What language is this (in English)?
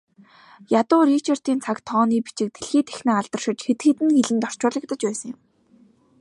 Mongolian